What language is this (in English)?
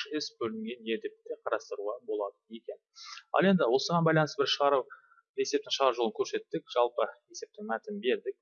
Turkish